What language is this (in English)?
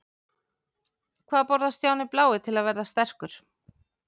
Icelandic